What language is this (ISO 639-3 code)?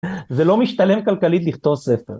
heb